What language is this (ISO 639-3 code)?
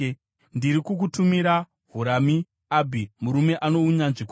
sna